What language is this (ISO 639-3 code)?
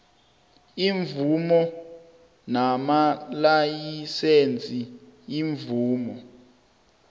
nbl